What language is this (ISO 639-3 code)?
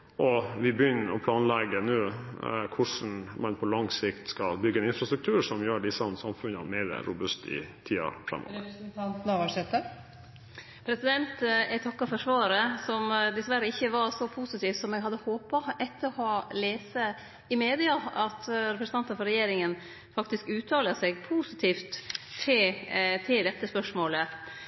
nor